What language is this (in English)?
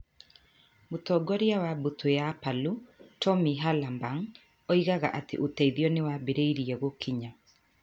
Kikuyu